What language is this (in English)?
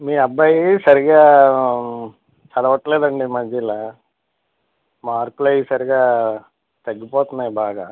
Telugu